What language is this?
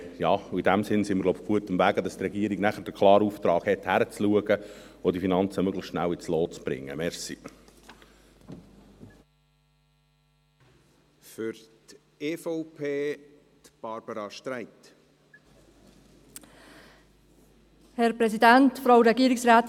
Swiss German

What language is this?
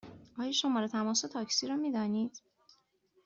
Persian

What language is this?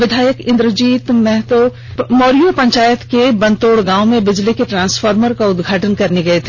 Hindi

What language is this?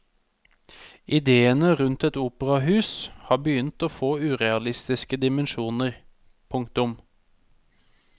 Norwegian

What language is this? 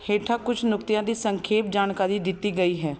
Punjabi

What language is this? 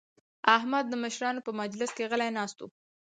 Pashto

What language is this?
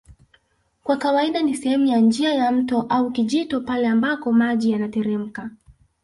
Swahili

